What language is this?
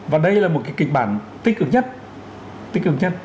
Vietnamese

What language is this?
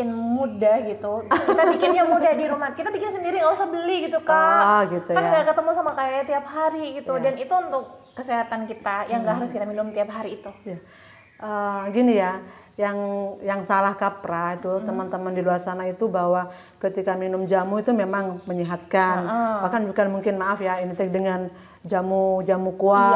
Indonesian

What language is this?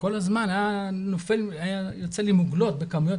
Hebrew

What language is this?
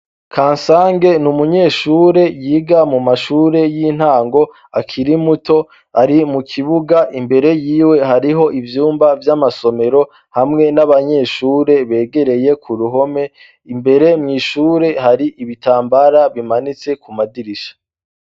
Rundi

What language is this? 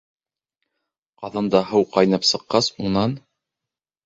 Bashkir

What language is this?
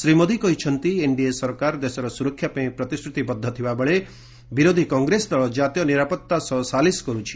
Odia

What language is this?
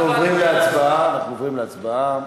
Hebrew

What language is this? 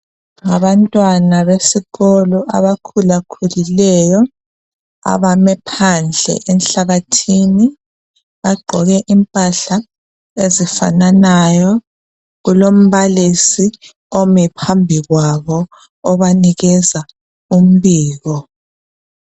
North Ndebele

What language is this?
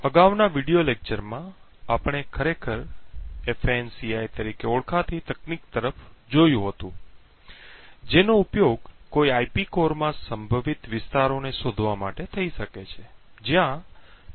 Gujarati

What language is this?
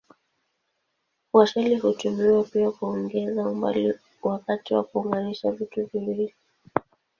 Swahili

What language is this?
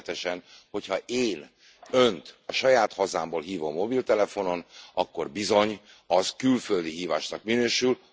Hungarian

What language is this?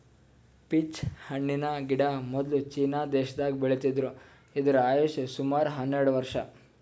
Kannada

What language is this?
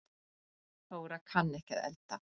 Icelandic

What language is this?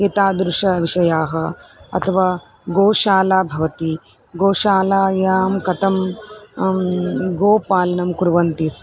Sanskrit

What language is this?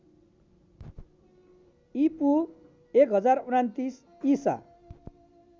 Nepali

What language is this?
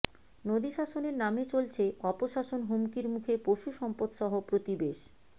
Bangla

